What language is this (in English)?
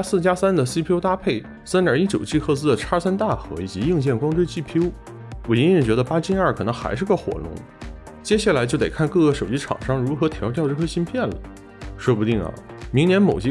Chinese